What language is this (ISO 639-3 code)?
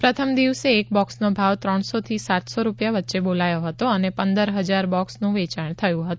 guj